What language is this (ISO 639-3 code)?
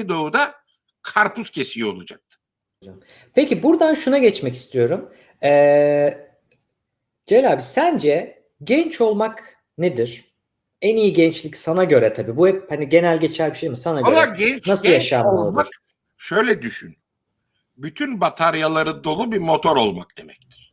tur